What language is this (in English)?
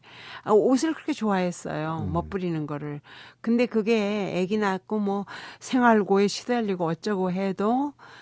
Korean